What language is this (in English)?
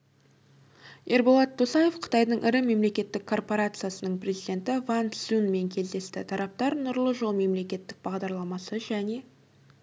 Kazakh